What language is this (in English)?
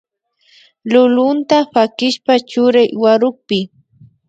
Imbabura Highland Quichua